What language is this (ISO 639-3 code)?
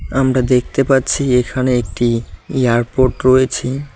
ben